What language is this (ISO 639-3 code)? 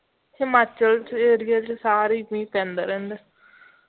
pan